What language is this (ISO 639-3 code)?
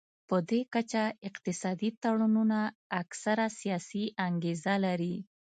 pus